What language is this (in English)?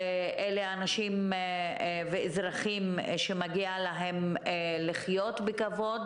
Hebrew